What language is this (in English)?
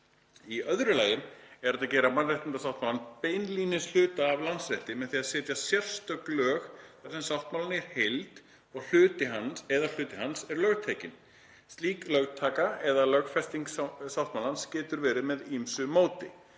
Icelandic